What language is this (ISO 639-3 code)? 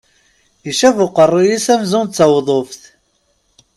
kab